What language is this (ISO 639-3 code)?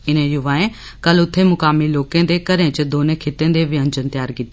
doi